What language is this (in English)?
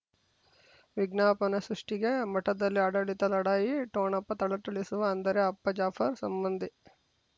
Kannada